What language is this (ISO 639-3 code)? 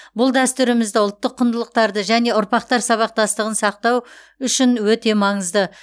kaz